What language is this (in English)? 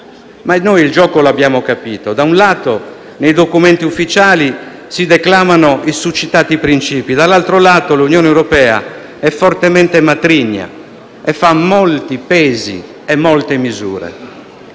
Italian